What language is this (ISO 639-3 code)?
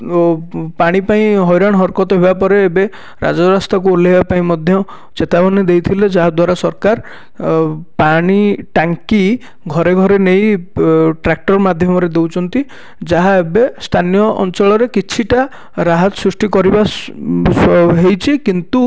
ori